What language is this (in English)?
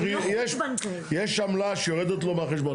Hebrew